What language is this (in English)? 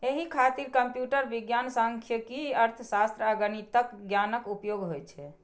Maithili